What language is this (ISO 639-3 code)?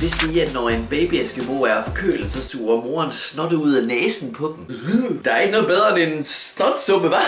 dan